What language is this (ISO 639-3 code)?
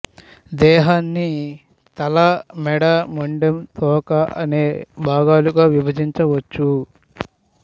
tel